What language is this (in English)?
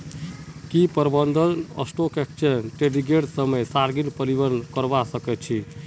Magahi